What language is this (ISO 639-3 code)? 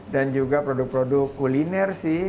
ind